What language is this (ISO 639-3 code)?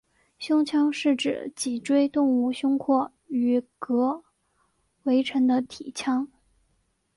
zho